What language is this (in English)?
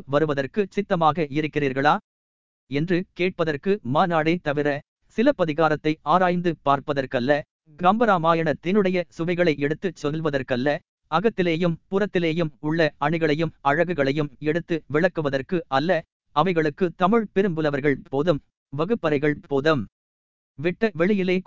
Tamil